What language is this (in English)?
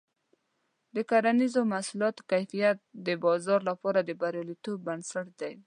Pashto